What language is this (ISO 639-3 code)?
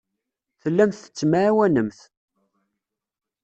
kab